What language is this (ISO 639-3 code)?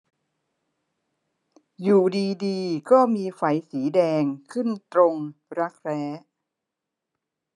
tha